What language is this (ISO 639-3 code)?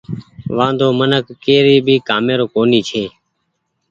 gig